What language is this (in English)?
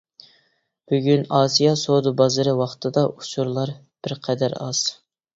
Uyghur